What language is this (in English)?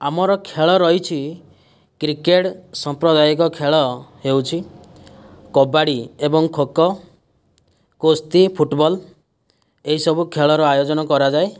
Odia